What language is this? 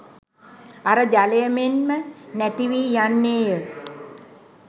Sinhala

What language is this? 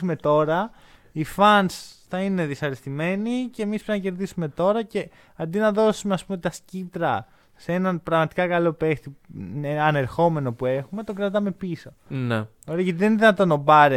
Greek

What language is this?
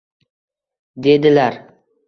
Uzbek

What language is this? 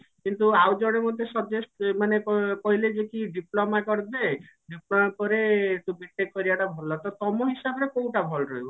Odia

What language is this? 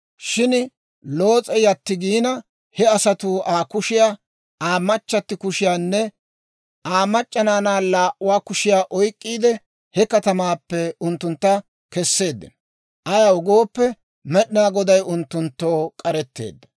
Dawro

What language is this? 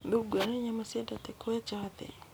Kikuyu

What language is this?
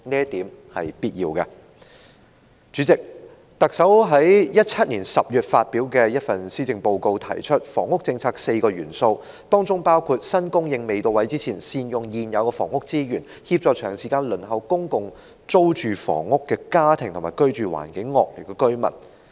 Cantonese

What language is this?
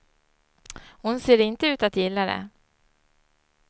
Swedish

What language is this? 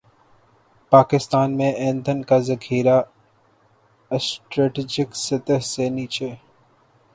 Urdu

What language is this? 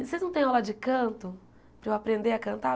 Portuguese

